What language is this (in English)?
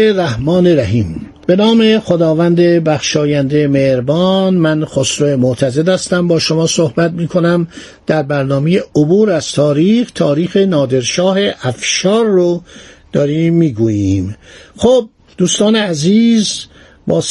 Persian